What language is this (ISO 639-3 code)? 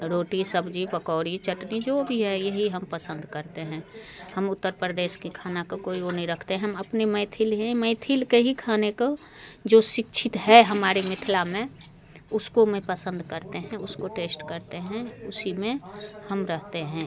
hin